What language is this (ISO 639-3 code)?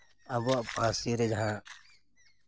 sat